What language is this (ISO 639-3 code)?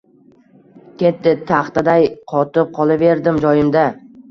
uzb